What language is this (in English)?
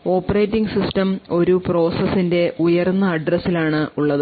Malayalam